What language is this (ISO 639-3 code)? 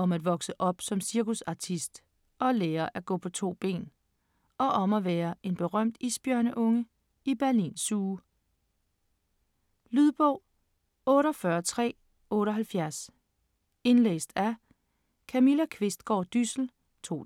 dan